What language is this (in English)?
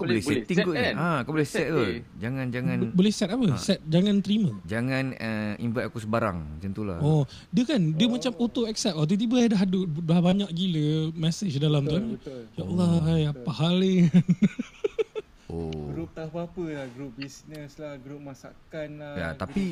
Malay